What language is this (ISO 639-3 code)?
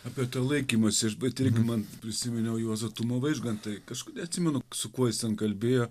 lit